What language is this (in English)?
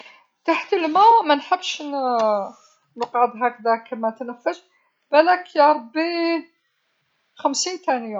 Algerian Arabic